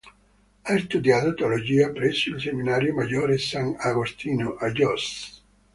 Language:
Italian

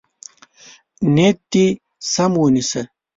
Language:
Pashto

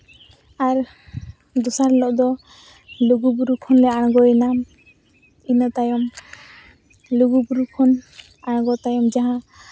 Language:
Santali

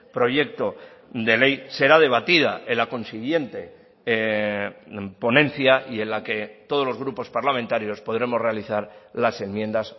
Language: Spanish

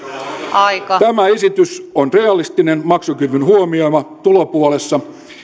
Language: Finnish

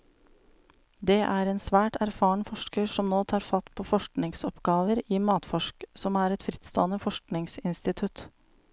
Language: Norwegian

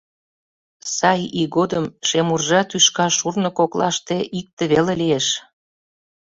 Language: Mari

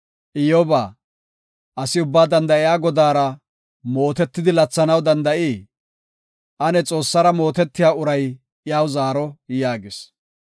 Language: Gofa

